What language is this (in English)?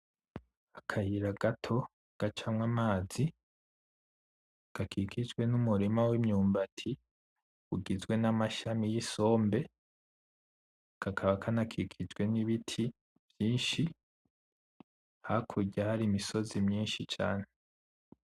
Rundi